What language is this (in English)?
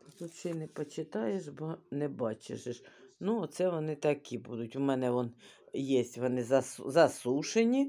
Ukrainian